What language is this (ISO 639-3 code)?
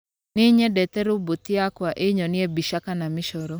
kik